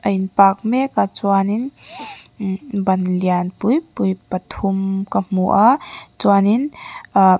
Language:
Mizo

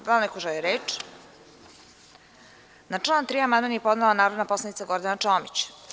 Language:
Serbian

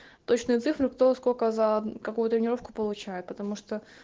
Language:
Russian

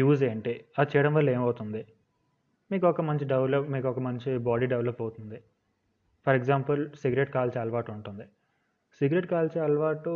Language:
Telugu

